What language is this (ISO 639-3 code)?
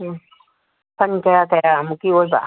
mni